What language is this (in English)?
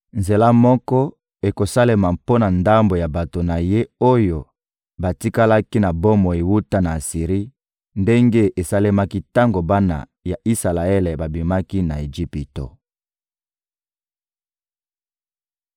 Lingala